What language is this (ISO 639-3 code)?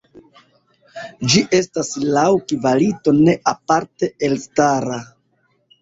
epo